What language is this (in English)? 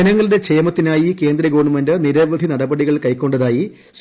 Malayalam